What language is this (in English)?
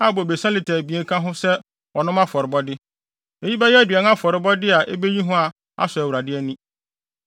Akan